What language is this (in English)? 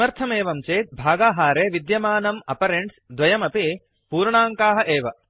Sanskrit